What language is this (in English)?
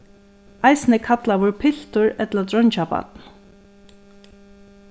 Faroese